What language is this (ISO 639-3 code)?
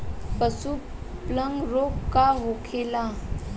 bho